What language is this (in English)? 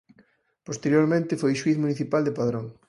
Galician